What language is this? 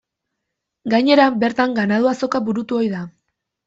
Basque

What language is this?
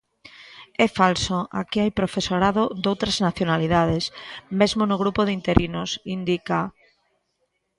Galician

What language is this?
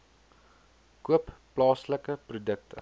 Afrikaans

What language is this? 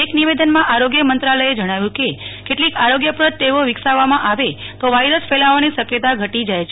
Gujarati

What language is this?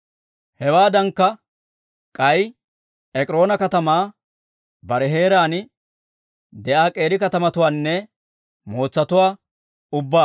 Dawro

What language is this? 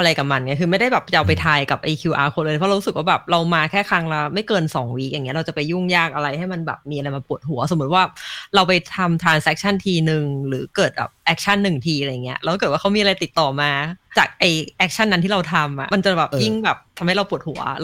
Thai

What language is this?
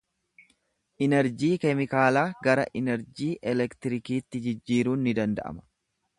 Oromo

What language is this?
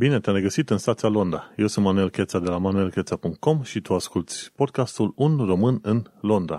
Romanian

